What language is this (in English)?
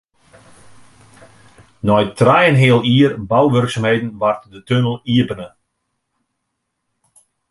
Western Frisian